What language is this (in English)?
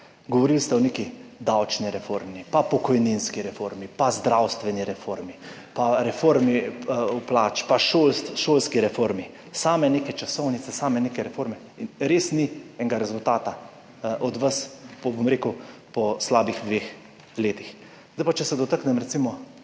Slovenian